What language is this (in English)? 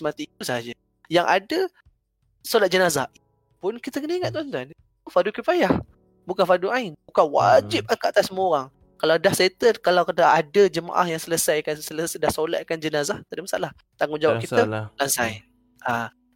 Malay